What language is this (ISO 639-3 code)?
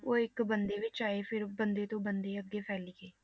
pan